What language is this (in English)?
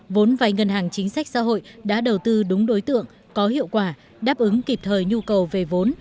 Vietnamese